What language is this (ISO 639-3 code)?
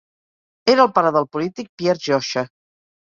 cat